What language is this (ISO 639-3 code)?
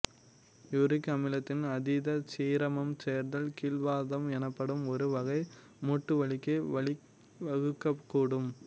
tam